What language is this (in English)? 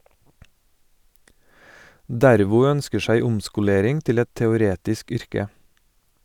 Norwegian